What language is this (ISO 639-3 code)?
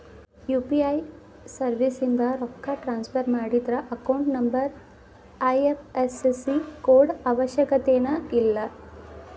kan